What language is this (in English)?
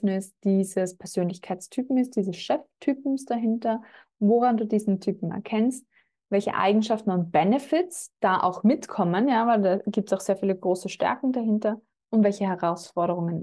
German